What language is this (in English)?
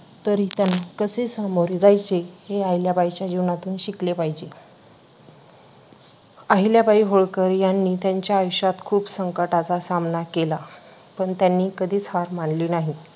Marathi